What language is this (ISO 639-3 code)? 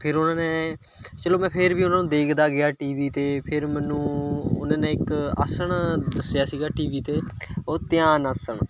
pan